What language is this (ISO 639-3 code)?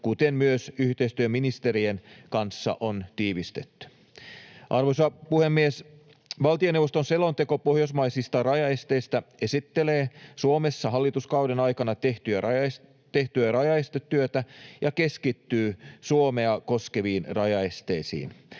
fin